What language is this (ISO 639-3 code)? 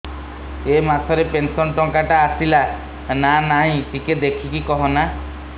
ori